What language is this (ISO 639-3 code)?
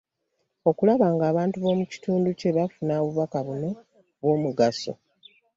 lug